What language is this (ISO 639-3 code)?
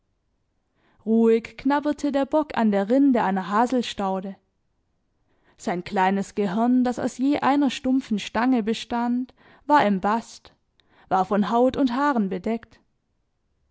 deu